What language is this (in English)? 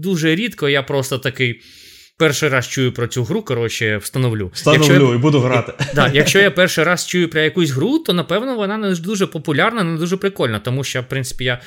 Ukrainian